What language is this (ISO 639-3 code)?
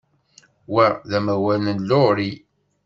kab